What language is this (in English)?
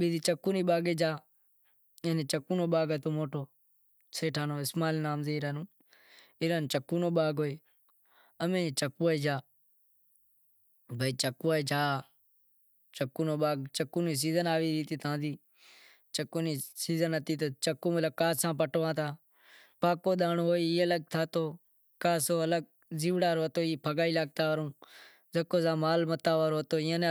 Wadiyara Koli